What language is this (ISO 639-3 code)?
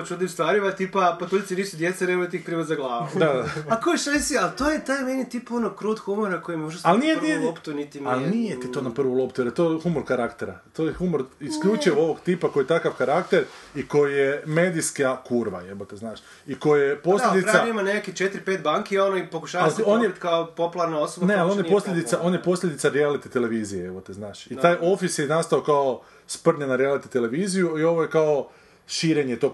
hrv